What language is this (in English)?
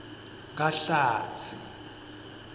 Swati